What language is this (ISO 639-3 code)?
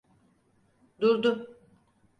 tur